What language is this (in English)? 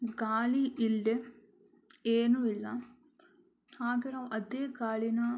Kannada